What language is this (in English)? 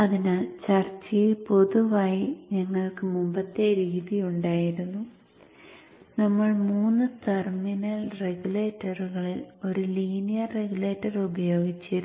Malayalam